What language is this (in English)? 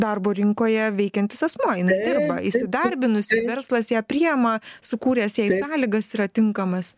Lithuanian